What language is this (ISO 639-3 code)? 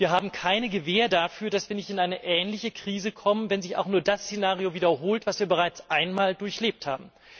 deu